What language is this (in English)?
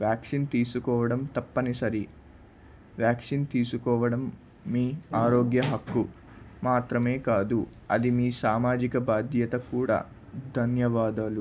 Telugu